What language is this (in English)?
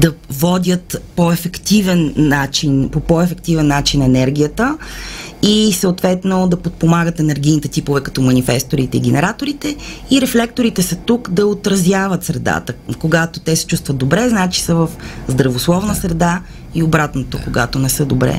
Bulgarian